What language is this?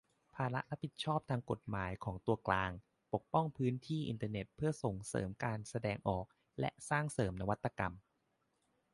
Thai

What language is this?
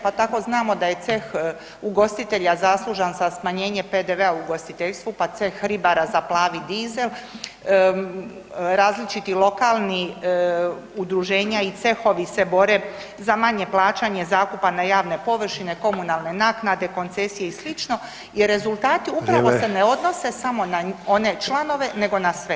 Croatian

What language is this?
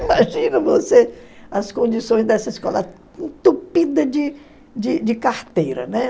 Portuguese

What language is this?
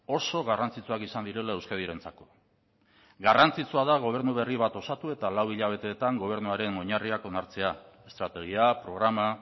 Basque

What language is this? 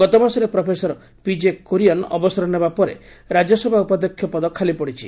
Odia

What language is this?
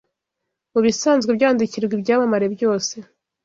Kinyarwanda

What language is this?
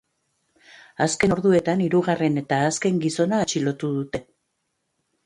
Basque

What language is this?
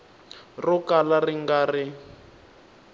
Tsonga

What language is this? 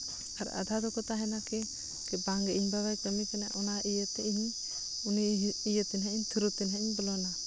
Santali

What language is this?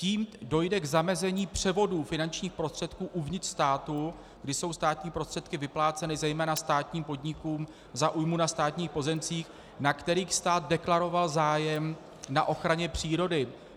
Czech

